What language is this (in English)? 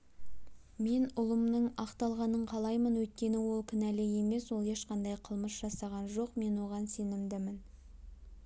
Kazakh